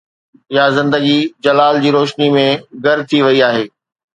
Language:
Sindhi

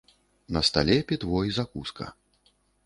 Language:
Belarusian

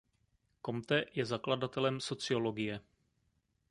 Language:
Czech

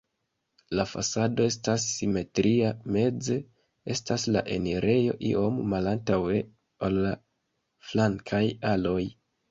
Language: Esperanto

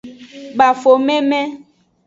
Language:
Aja (Benin)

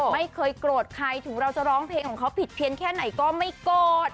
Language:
Thai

